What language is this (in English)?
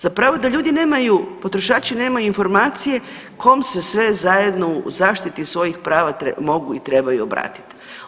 Croatian